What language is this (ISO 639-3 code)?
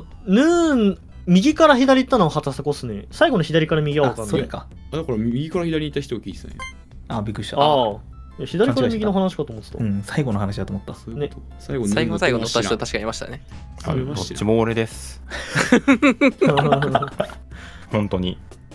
jpn